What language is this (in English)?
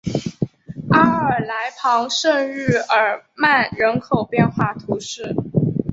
Chinese